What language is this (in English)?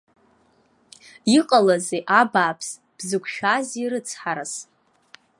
Abkhazian